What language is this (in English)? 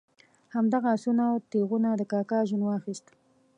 Pashto